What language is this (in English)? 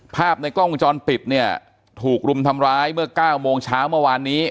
Thai